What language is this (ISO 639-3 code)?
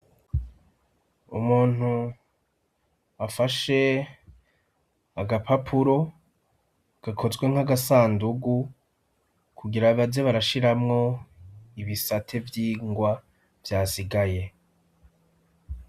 run